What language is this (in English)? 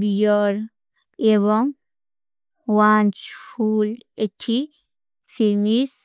Kui (India)